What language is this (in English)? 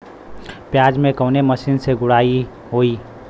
Bhojpuri